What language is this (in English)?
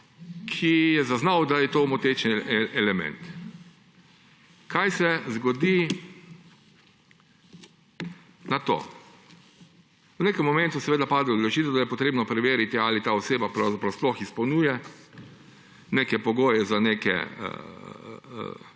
Slovenian